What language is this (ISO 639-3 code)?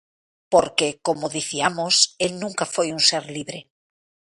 glg